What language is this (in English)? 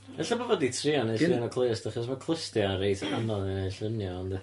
Welsh